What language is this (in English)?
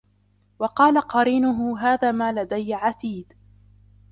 Arabic